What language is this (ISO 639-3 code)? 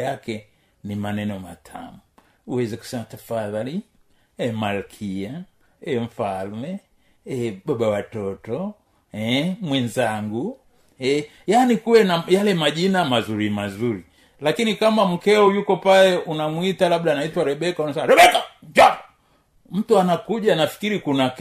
swa